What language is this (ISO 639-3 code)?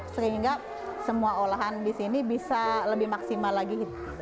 ind